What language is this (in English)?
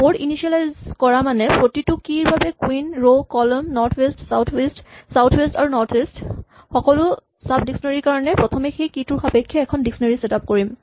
Assamese